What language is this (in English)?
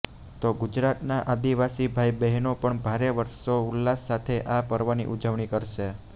Gujarati